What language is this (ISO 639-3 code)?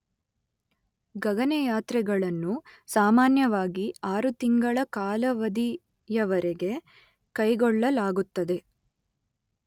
kan